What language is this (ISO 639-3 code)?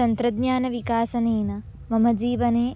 san